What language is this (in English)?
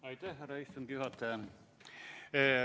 Estonian